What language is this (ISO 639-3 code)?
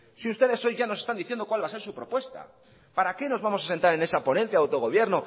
spa